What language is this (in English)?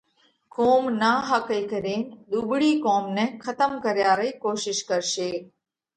Parkari Koli